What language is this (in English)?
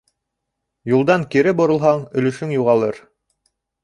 Bashkir